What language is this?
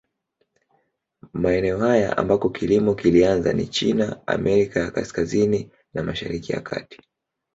Swahili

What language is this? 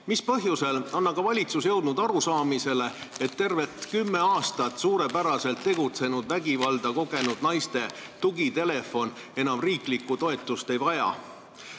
Estonian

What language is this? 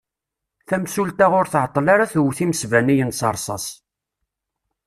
Kabyle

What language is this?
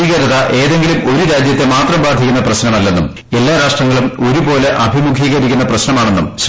Malayalam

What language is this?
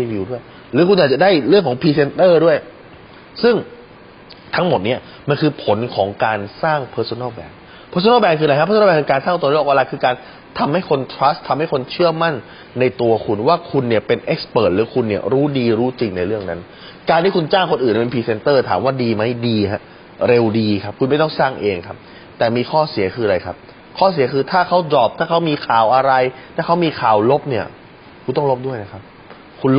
Thai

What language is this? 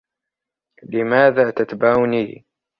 Arabic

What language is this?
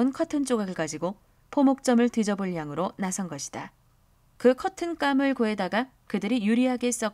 Korean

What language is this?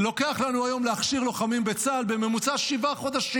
Hebrew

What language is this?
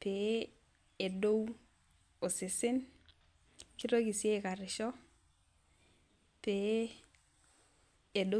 Masai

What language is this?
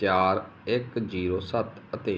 Punjabi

